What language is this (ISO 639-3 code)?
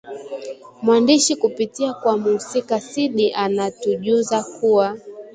swa